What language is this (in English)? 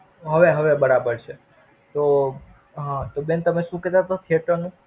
Gujarati